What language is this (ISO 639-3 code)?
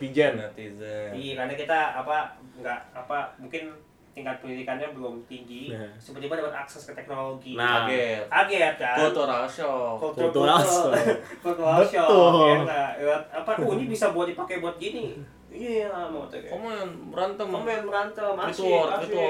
ind